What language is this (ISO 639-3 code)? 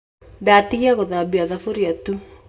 kik